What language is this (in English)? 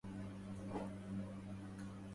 Arabic